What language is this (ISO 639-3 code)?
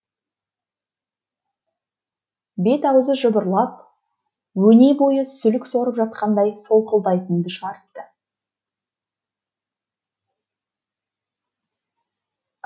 kaz